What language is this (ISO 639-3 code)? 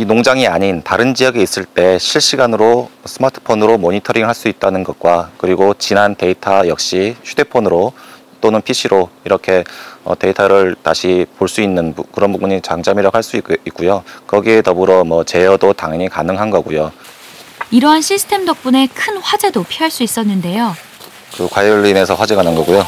kor